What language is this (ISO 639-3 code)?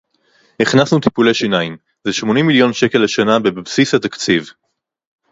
heb